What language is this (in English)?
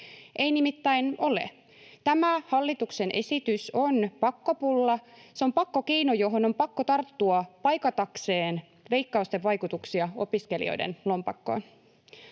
Finnish